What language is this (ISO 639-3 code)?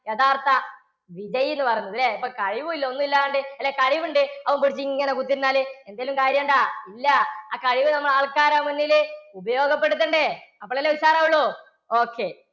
mal